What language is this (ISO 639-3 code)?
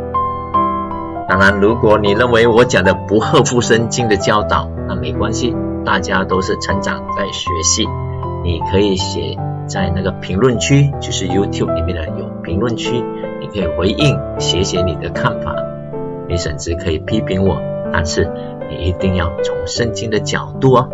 zho